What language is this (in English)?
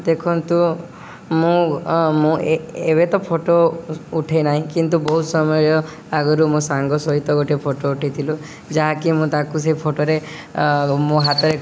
Odia